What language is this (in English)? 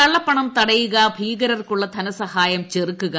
Malayalam